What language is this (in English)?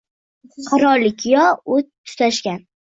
Uzbek